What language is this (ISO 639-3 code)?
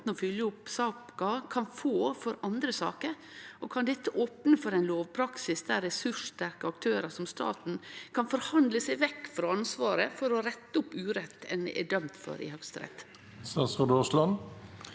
nor